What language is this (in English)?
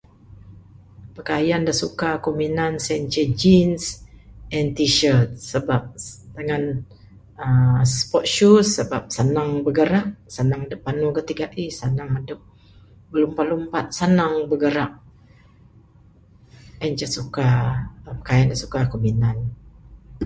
Bukar-Sadung Bidayuh